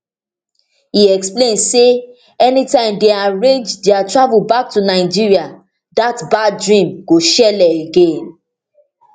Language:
Nigerian Pidgin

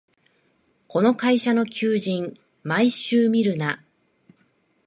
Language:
Japanese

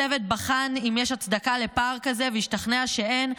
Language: Hebrew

